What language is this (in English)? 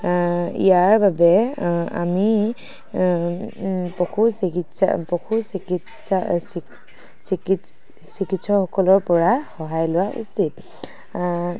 Assamese